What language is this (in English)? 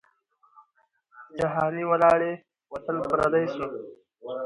Pashto